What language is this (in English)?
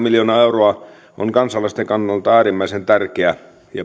Finnish